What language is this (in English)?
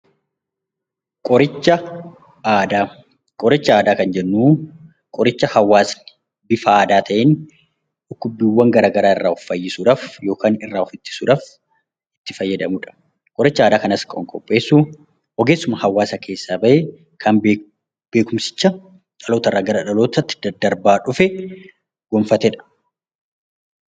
Oromo